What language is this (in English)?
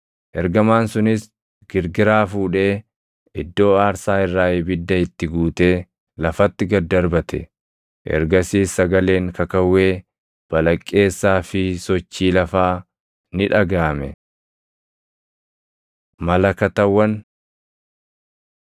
Oromo